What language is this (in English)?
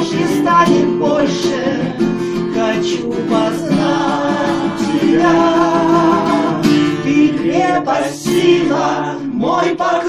Russian